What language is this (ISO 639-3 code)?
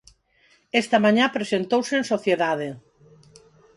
glg